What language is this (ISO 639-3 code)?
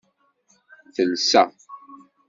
kab